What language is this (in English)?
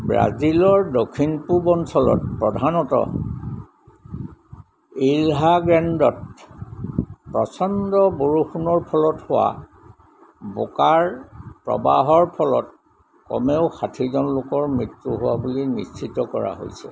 Assamese